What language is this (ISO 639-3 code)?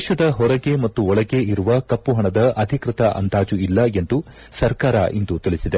kan